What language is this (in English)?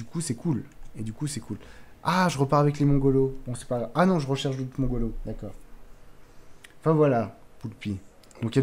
French